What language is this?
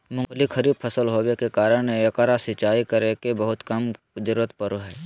Magahi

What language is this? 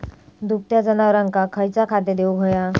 Marathi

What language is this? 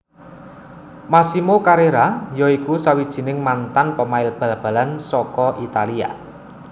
Javanese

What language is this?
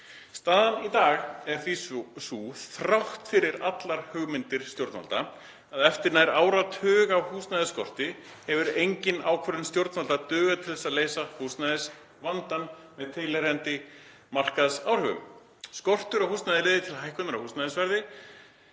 Icelandic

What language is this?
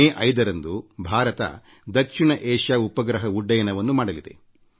Kannada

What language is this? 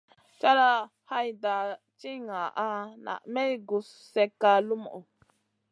Masana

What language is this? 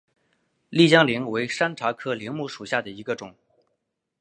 Chinese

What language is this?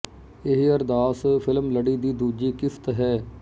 Punjabi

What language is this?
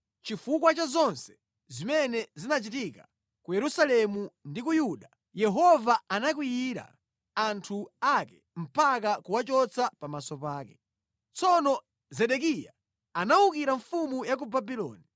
Nyanja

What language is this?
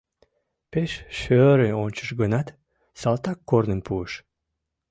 Mari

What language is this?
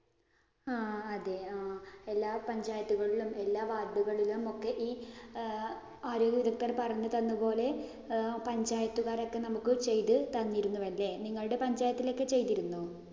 Malayalam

